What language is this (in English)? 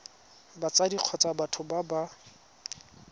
Tswana